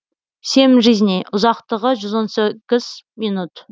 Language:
Kazakh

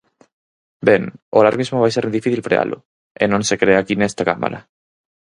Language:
Galician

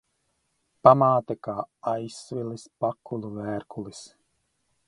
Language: Latvian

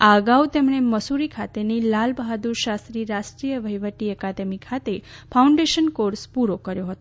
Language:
Gujarati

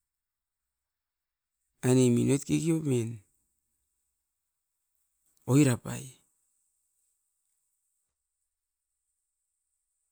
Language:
Askopan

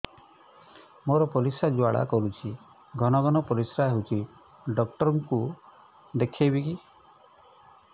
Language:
Odia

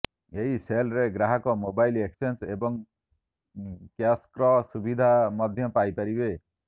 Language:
Odia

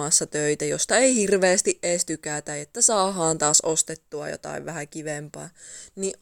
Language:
Finnish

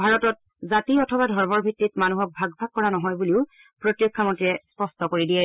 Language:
Assamese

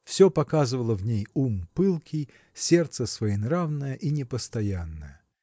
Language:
Russian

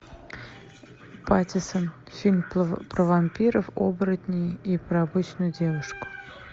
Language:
Russian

